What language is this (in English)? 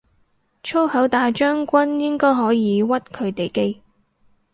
Cantonese